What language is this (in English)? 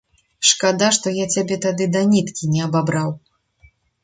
Belarusian